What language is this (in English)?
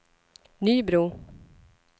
Swedish